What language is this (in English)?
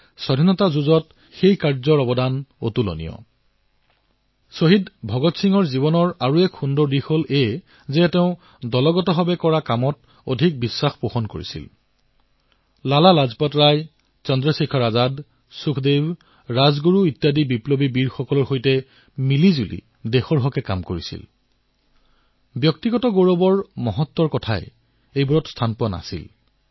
Assamese